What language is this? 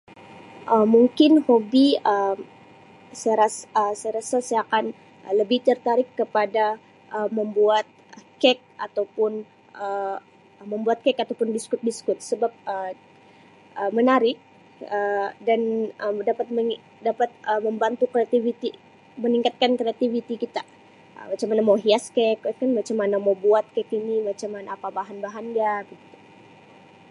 Sabah Malay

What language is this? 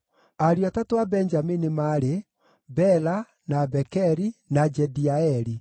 Kikuyu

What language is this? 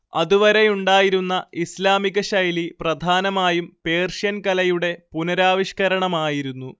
Malayalam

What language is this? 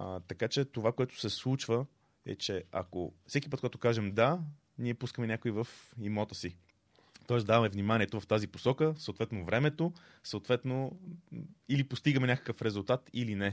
Bulgarian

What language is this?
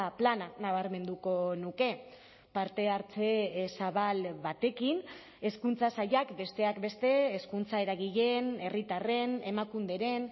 Basque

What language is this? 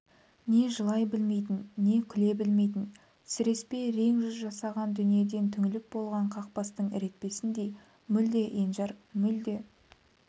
Kazakh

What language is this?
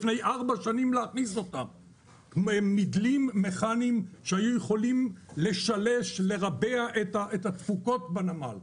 Hebrew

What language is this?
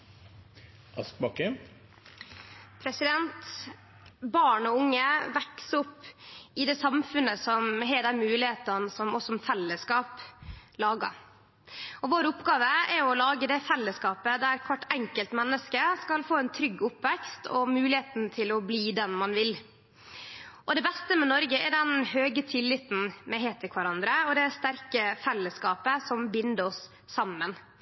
Norwegian Nynorsk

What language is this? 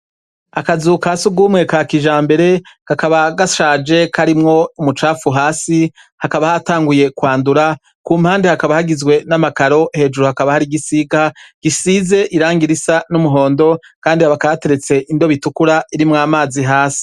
Rundi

